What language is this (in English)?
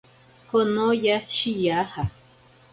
Ashéninka Perené